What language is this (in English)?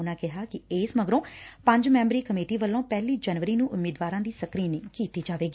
Punjabi